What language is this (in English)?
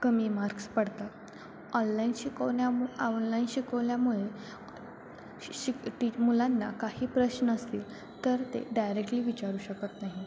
Marathi